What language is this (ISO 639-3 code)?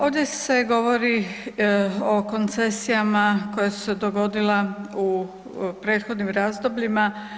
hrv